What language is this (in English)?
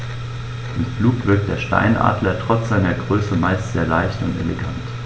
German